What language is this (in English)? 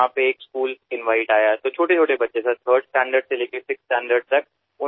Marathi